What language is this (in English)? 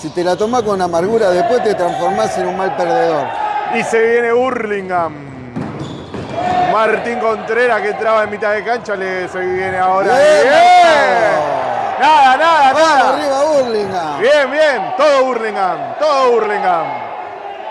Spanish